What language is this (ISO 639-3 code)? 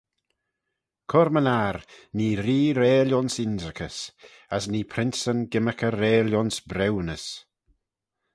glv